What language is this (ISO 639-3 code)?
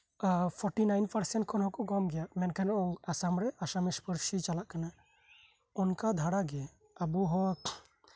sat